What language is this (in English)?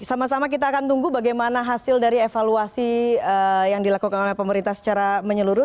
Indonesian